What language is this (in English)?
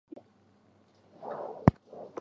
Chinese